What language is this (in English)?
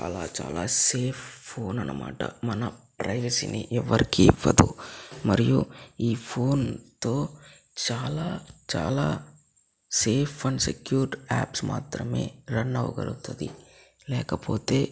Telugu